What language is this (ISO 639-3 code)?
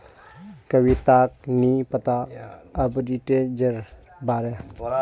mag